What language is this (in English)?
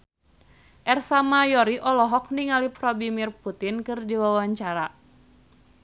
Sundanese